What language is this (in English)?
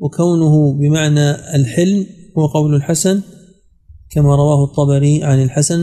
Arabic